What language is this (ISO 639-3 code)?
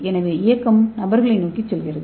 tam